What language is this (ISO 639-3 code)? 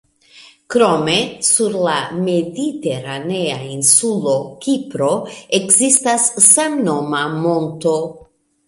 epo